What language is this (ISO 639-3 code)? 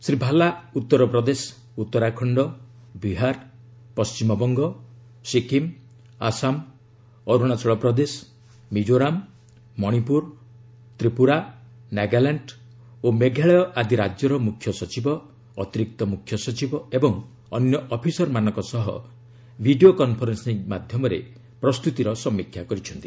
ori